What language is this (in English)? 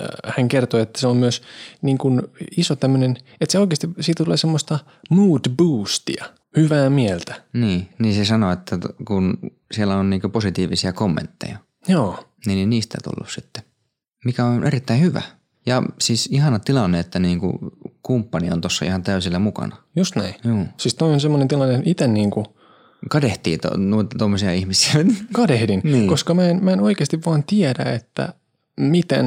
Finnish